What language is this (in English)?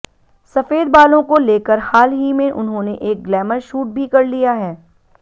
Hindi